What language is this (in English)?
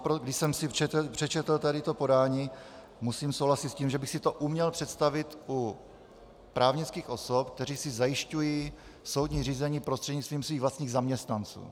Czech